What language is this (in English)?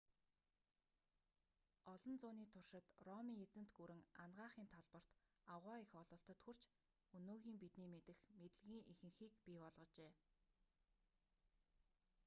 Mongolian